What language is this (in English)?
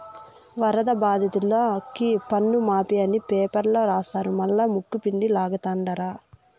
Telugu